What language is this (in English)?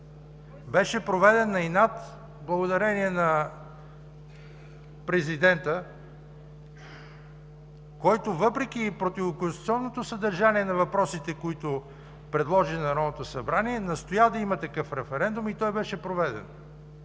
Bulgarian